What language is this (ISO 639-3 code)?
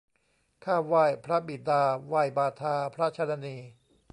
tha